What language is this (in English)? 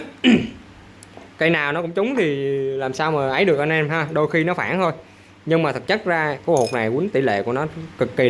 Vietnamese